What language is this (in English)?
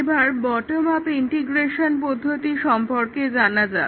Bangla